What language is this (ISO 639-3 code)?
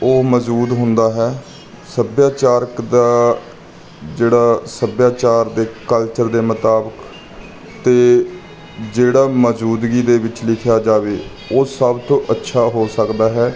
pan